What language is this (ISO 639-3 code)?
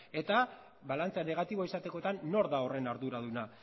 eus